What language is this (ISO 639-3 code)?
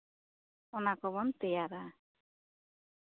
sat